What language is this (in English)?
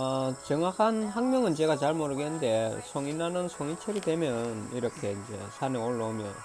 Korean